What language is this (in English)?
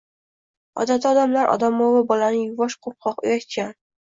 Uzbek